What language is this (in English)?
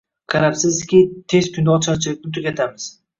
Uzbek